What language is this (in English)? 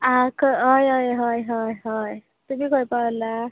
Konkani